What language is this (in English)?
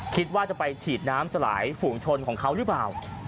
Thai